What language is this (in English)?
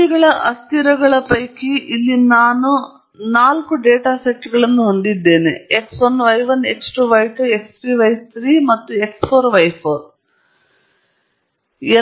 Kannada